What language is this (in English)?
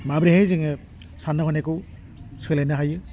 Bodo